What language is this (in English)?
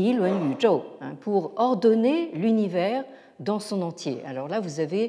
French